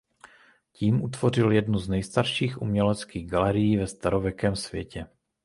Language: Czech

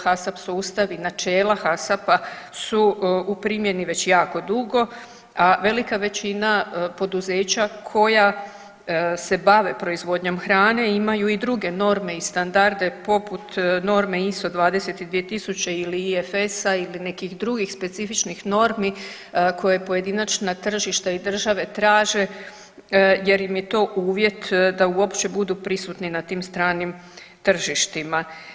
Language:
Croatian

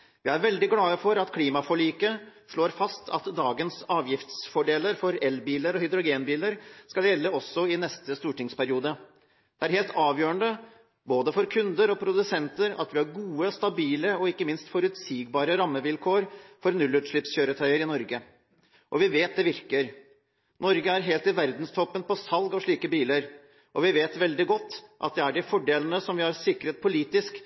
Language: Norwegian Bokmål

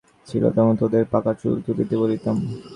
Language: Bangla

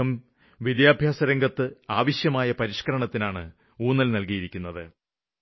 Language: Malayalam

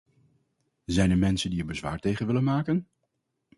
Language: Dutch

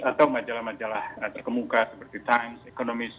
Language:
Indonesian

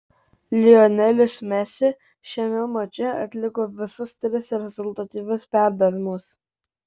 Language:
Lithuanian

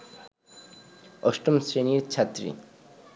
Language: Bangla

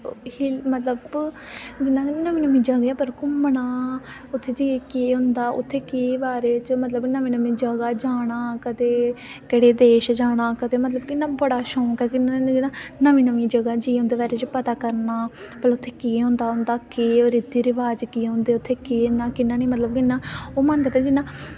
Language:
Dogri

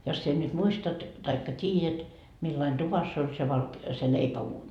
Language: Finnish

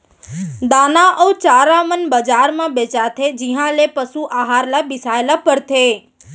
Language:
Chhattisgarhi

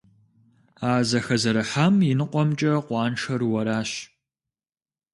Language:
Kabardian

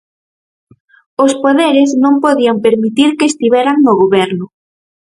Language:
Galician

